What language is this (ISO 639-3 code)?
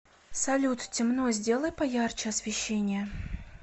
rus